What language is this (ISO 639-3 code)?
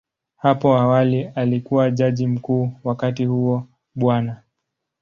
swa